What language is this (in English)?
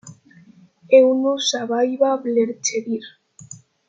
Romansh